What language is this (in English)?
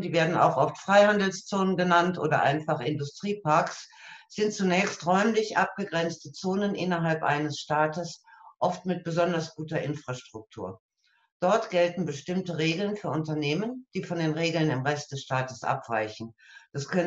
German